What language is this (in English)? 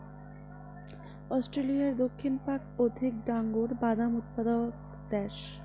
Bangla